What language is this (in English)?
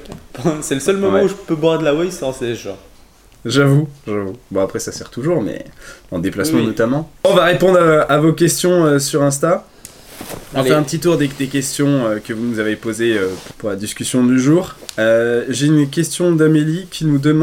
French